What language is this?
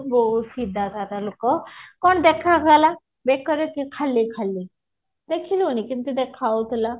Odia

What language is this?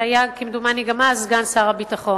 Hebrew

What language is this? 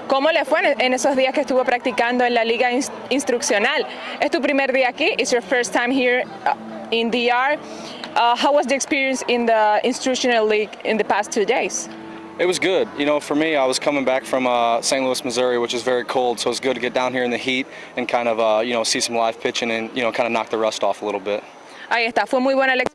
Spanish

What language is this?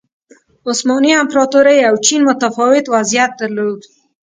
Pashto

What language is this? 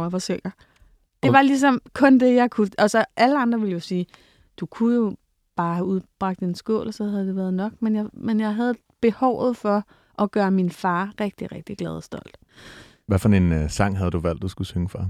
Danish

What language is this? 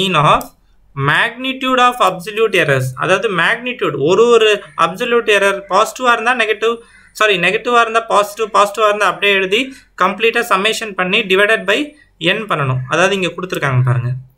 Indonesian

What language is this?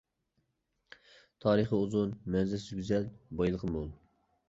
Uyghur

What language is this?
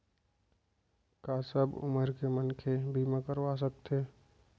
Chhattisgarhi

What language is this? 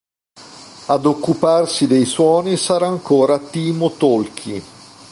Italian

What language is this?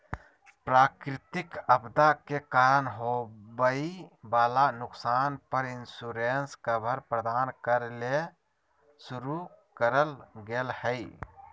Magahi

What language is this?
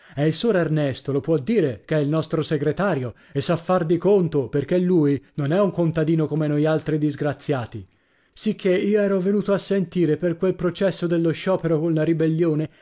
Italian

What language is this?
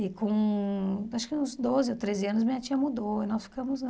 Portuguese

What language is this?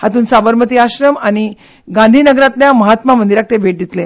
Konkani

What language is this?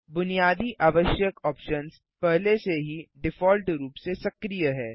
Hindi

